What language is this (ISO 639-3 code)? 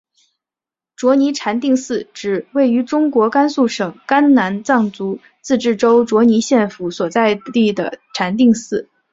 zho